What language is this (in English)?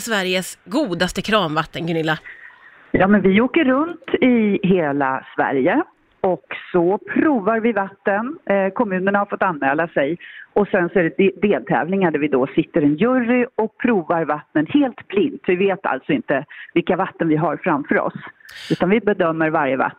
Swedish